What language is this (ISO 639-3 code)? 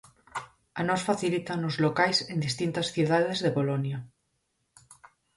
glg